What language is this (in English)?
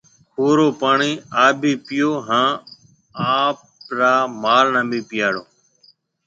Marwari (Pakistan)